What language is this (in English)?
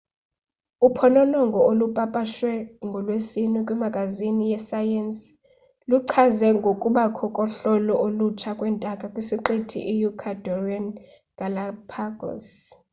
Xhosa